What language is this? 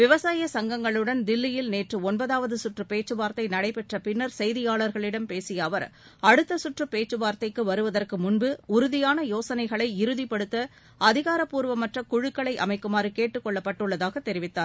Tamil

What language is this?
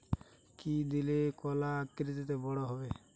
Bangla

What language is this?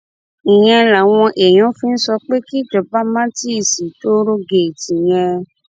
Yoruba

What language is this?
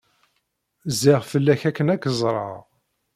Kabyle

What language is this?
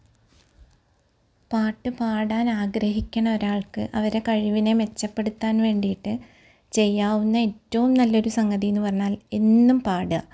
Malayalam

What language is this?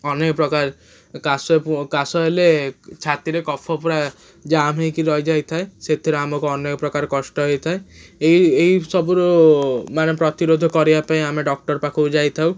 Odia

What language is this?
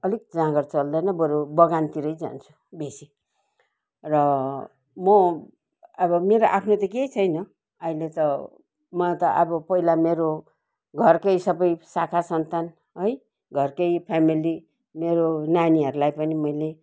Nepali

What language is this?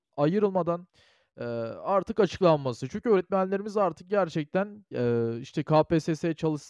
Turkish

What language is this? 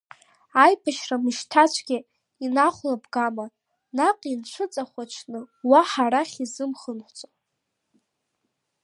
Abkhazian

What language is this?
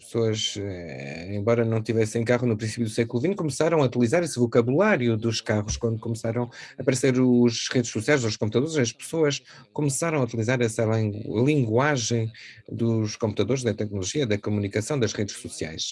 Portuguese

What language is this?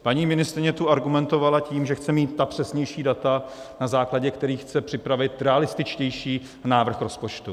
Czech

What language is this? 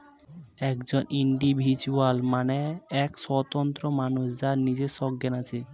Bangla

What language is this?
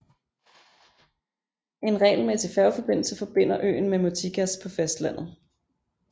Danish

